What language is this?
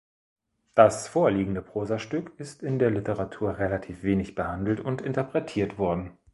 German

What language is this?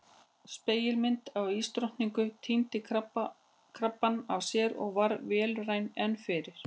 Icelandic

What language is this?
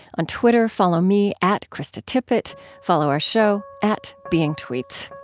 English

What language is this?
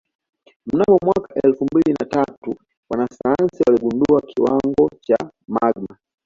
Swahili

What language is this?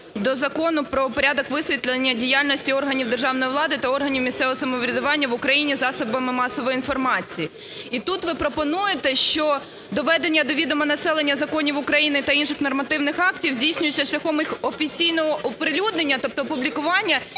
Ukrainian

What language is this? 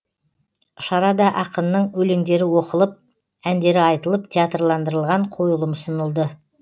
Kazakh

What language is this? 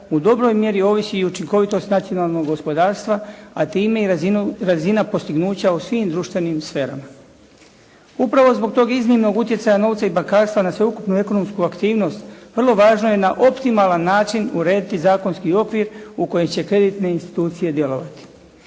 Croatian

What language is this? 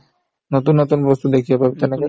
Assamese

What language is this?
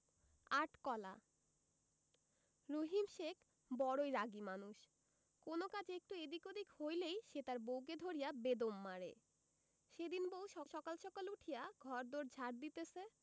Bangla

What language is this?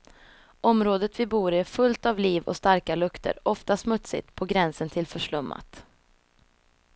Swedish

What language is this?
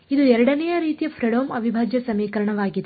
Kannada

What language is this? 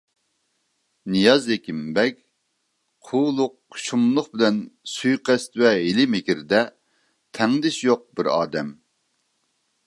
Uyghur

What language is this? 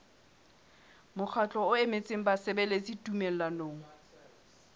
Southern Sotho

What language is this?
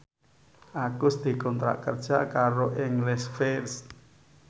Javanese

